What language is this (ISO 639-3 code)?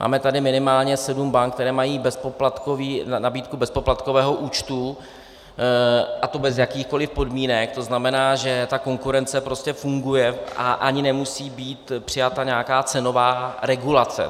ces